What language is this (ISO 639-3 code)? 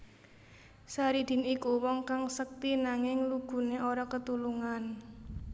jav